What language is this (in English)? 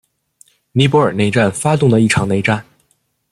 Chinese